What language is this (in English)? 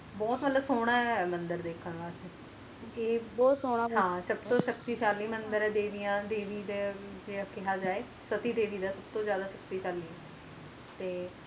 Punjabi